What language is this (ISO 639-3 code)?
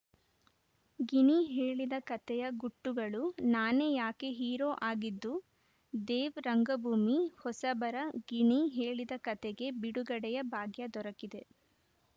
kan